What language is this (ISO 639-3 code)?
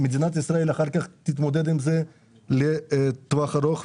heb